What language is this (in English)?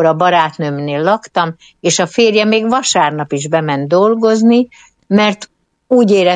Hungarian